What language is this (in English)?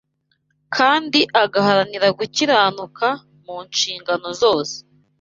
Kinyarwanda